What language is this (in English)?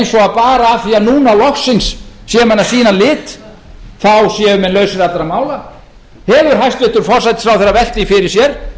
Icelandic